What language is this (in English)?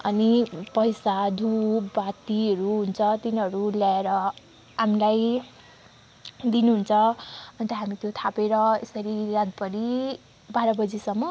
Nepali